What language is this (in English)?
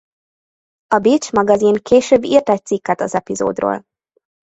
Hungarian